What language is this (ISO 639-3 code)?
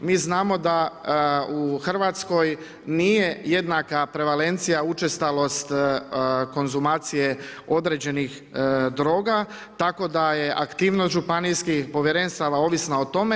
hrv